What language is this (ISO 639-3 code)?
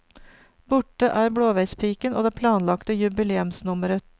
nor